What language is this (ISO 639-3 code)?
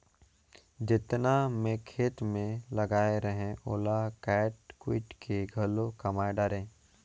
hne